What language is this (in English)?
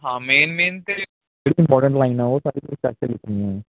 Punjabi